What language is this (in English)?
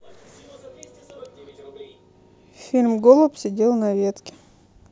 Russian